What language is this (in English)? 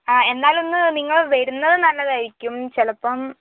Malayalam